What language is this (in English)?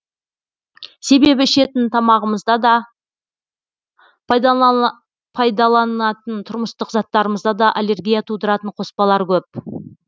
Kazakh